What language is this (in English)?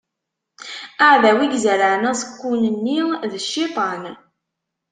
Kabyle